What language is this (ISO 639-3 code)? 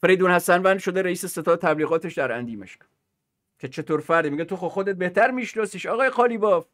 fas